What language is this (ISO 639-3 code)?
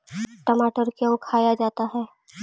mag